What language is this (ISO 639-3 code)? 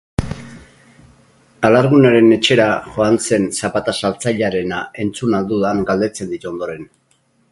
eus